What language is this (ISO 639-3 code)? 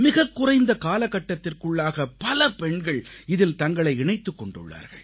tam